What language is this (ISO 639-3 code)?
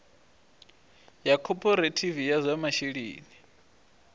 ven